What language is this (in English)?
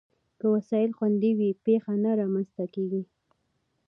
Pashto